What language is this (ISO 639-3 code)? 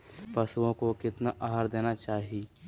mag